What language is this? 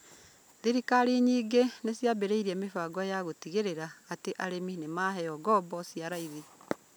Kikuyu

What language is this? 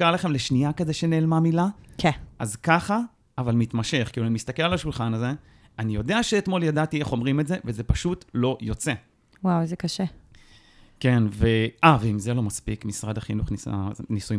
Hebrew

